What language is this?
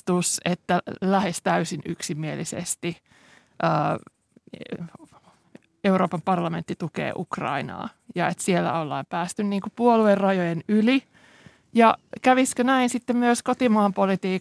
Finnish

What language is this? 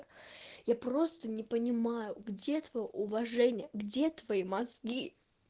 Russian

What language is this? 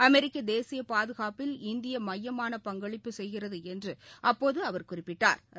Tamil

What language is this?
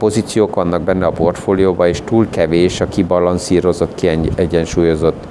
Hungarian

